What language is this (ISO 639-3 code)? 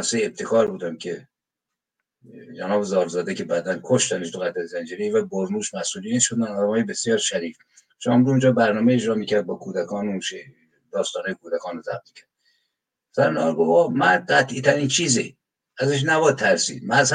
fas